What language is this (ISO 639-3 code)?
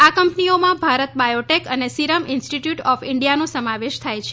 guj